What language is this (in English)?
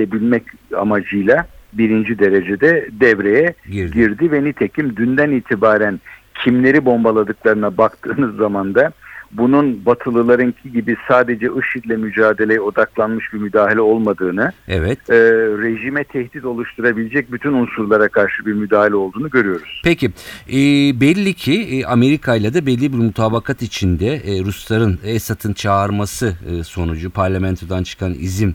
Turkish